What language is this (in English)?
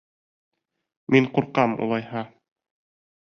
Bashkir